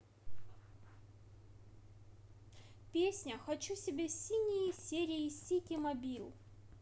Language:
Russian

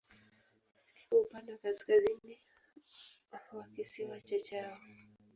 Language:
Swahili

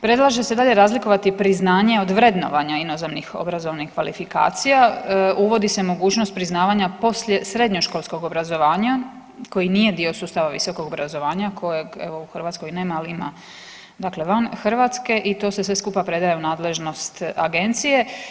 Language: Croatian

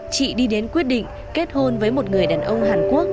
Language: Vietnamese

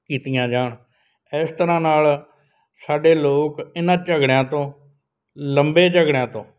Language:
Punjabi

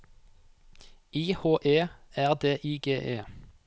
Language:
Norwegian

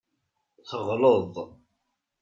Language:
Kabyle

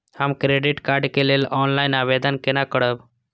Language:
Maithili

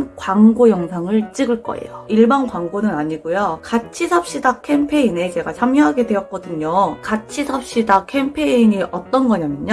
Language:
Korean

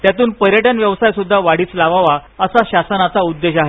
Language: Marathi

